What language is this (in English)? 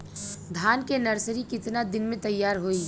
Bhojpuri